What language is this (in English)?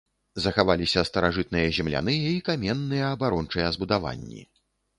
Belarusian